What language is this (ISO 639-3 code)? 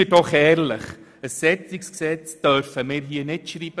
gsw